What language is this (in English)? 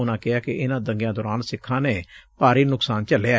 Punjabi